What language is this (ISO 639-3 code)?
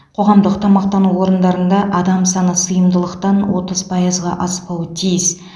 kaz